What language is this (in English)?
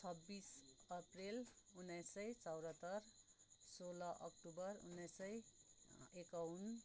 Nepali